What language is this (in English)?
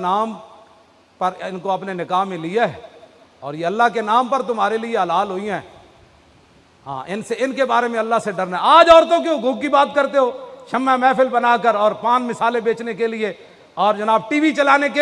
Punjabi